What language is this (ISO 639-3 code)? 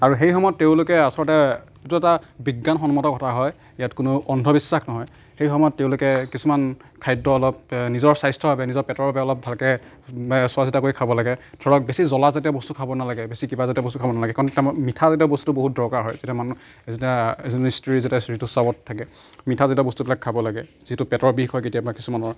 asm